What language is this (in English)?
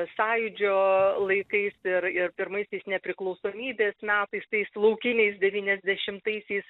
Lithuanian